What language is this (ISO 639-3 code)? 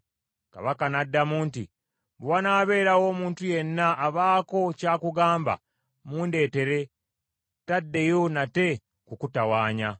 lug